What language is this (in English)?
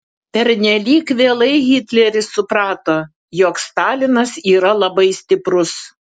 Lithuanian